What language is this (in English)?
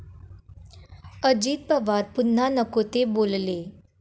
Marathi